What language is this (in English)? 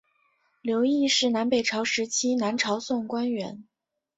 Chinese